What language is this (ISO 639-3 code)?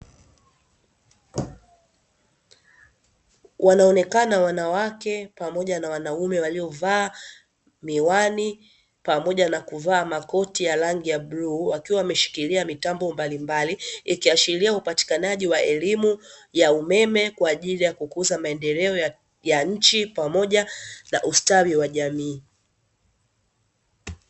swa